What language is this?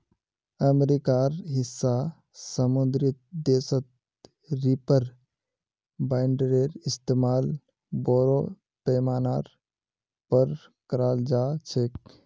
Magahi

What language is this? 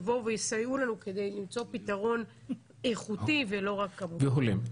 Hebrew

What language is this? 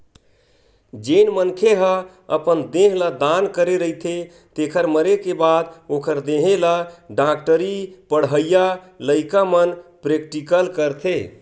Chhattisgarhi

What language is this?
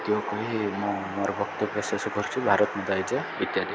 Odia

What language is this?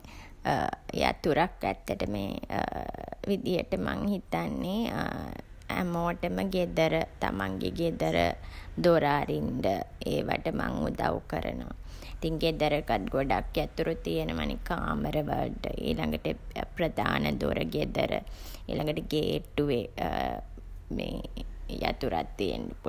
Sinhala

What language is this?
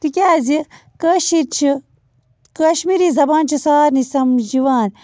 Kashmiri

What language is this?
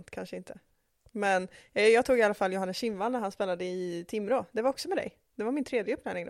Swedish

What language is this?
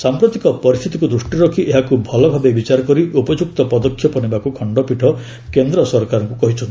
Odia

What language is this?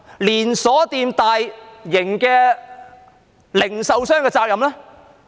Cantonese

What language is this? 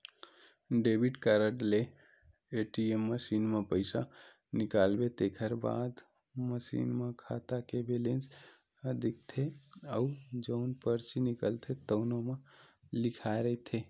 Chhattisgarhi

